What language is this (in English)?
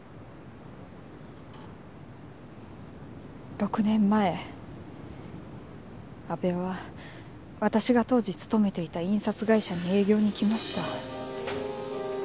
Japanese